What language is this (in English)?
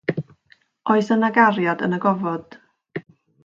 Welsh